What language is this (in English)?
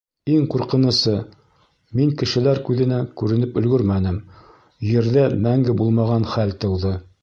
Bashkir